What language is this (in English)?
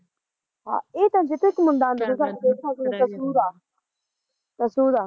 Punjabi